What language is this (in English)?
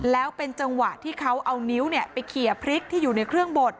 Thai